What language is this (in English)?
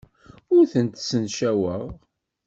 Kabyle